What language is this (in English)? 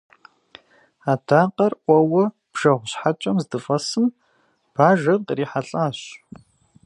Kabardian